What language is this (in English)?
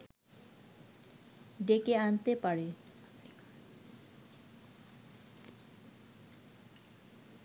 Bangla